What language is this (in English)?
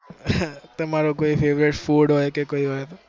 Gujarati